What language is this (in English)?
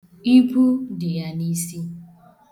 Igbo